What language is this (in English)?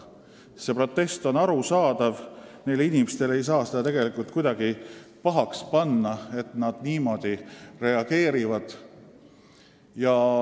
Estonian